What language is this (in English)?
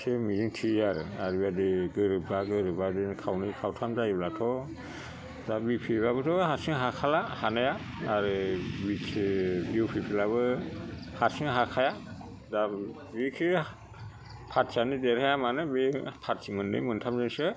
Bodo